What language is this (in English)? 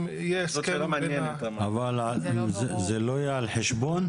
Hebrew